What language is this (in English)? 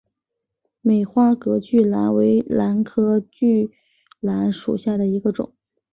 Chinese